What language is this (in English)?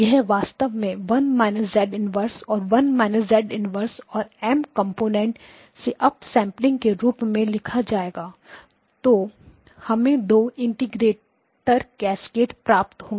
Hindi